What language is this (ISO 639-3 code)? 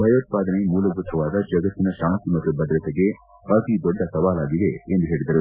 kan